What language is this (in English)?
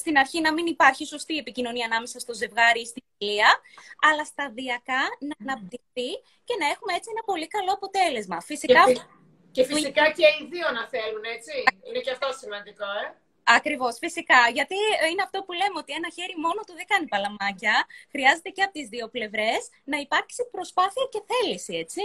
Greek